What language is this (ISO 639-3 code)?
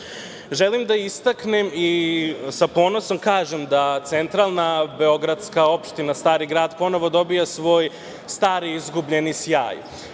srp